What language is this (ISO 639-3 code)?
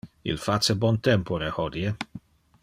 ina